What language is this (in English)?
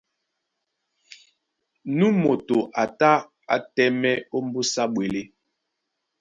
Duala